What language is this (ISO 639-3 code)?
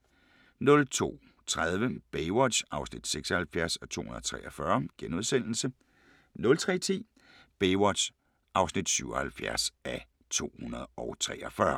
dan